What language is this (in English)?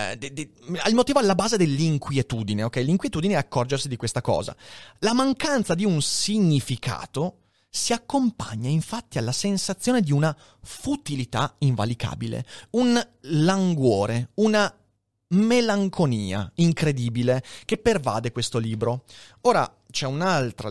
Italian